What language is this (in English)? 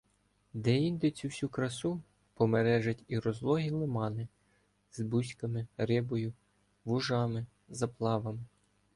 Ukrainian